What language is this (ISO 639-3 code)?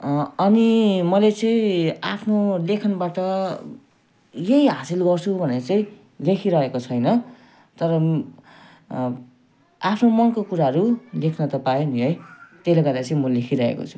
nep